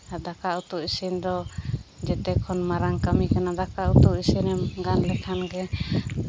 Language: Santali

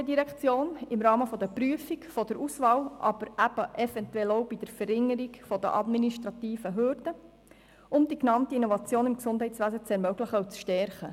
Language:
Swiss German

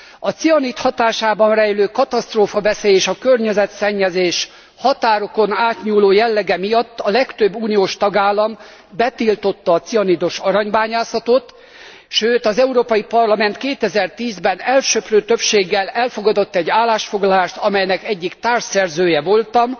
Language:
Hungarian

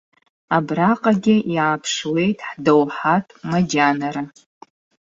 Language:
Abkhazian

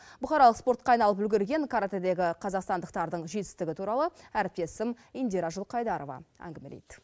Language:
Kazakh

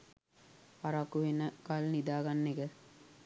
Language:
Sinhala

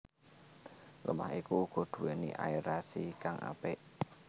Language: Javanese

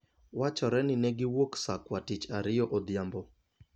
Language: Luo (Kenya and Tanzania)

